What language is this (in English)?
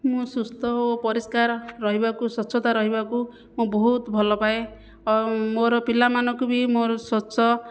Odia